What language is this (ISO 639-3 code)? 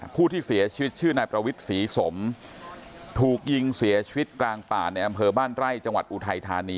tha